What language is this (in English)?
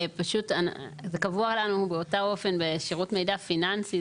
Hebrew